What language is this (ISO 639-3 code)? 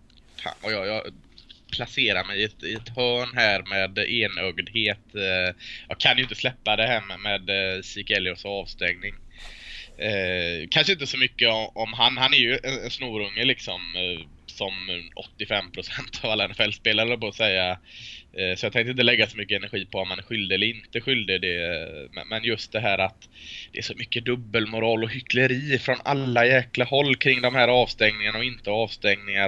swe